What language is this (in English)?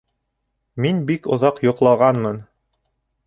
Bashkir